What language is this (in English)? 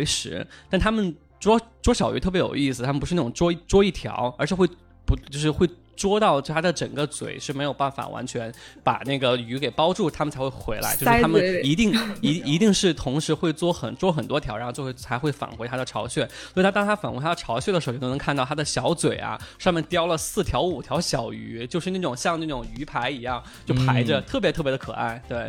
Chinese